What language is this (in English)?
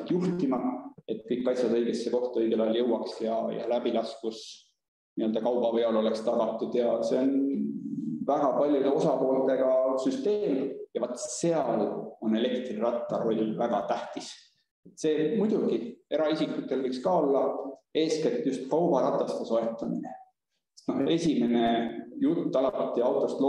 Italian